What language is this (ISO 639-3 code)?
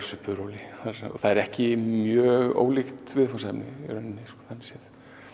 isl